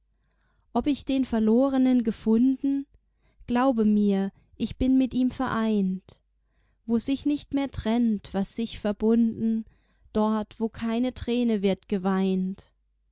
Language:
German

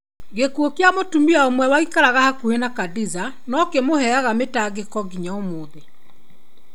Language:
Kikuyu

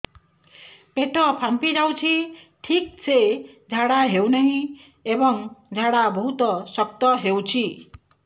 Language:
Odia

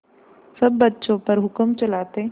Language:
Hindi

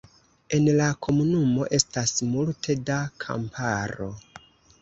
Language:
Esperanto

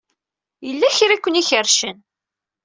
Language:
Kabyle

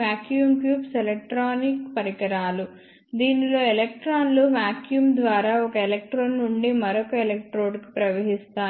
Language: Telugu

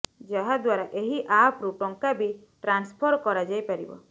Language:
Odia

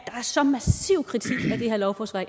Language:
Danish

